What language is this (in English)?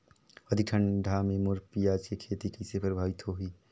Chhattisgarhi